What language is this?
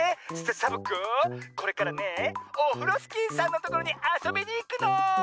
Japanese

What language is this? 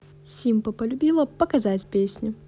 Russian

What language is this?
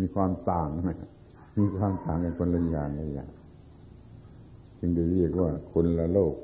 Thai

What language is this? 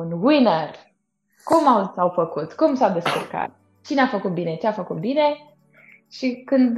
Romanian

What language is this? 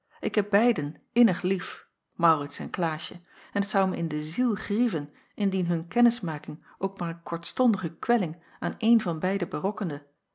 Dutch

